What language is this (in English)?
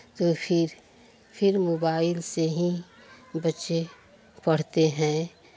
Hindi